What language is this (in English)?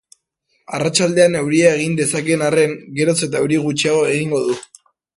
Basque